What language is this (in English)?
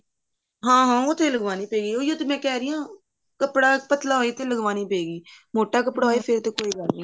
Punjabi